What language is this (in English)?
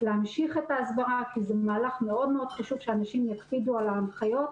Hebrew